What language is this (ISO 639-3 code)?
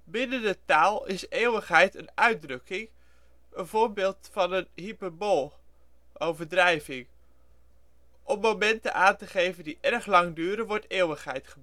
nld